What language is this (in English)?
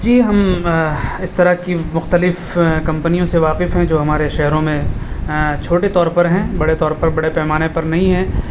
Urdu